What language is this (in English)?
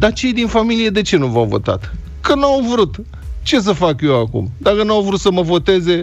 Romanian